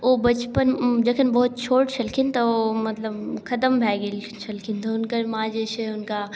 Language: Maithili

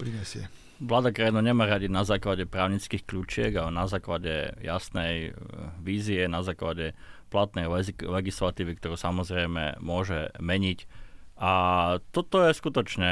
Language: Slovak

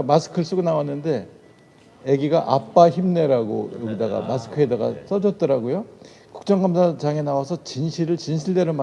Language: Korean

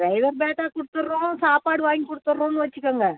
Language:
Tamil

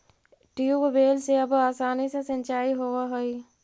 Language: Magahi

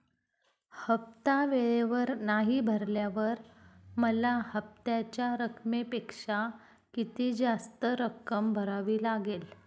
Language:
Marathi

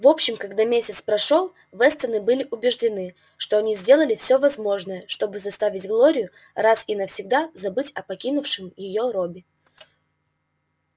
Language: Russian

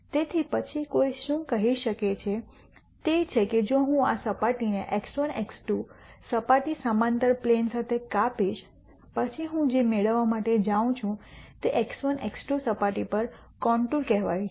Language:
Gujarati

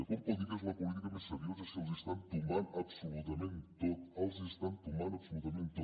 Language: Catalan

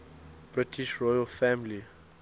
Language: English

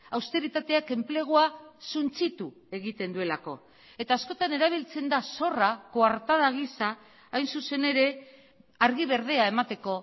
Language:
Basque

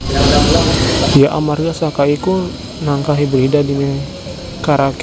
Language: Javanese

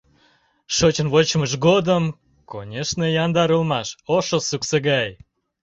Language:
Mari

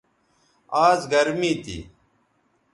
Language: Bateri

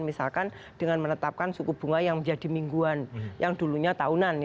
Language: Indonesian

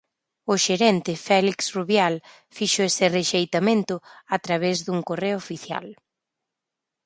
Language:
Galician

